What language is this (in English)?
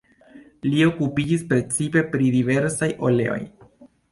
Esperanto